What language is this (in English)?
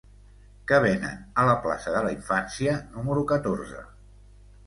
Catalan